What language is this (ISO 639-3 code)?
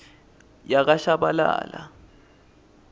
ssw